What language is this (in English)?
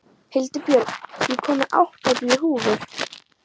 Icelandic